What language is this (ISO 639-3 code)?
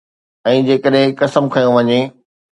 snd